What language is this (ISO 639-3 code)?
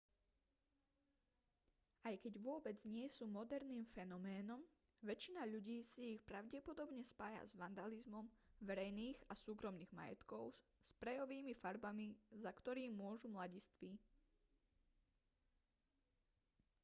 slk